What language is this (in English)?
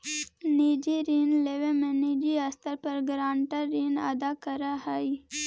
Magahi